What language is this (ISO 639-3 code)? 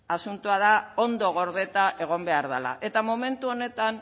eus